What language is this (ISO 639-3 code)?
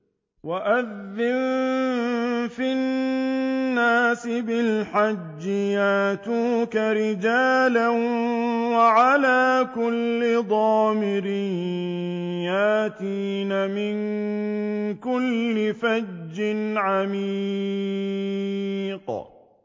ara